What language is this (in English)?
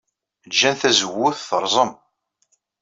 Kabyle